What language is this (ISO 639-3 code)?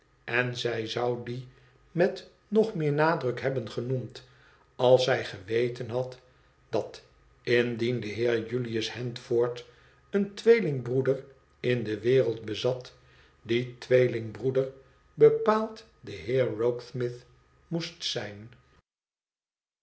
nld